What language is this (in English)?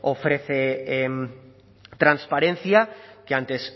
Spanish